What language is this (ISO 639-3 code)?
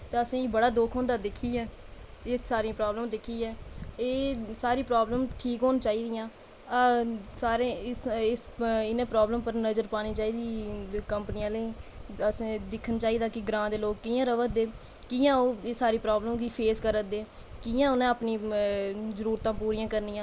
doi